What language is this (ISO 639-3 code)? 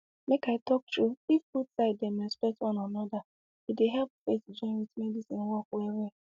pcm